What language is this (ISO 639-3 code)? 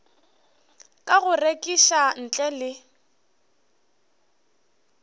nso